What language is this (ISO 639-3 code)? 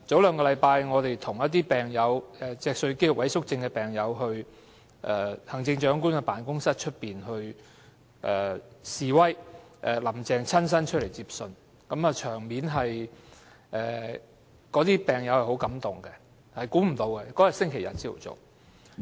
yue